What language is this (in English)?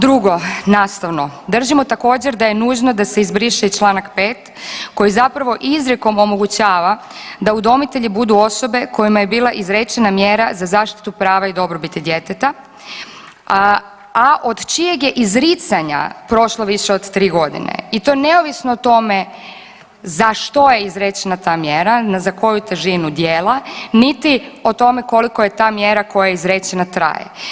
Croatian